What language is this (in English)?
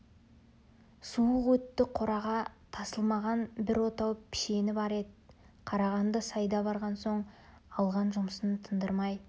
Kazakh